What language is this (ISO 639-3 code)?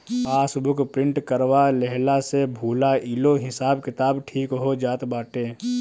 bho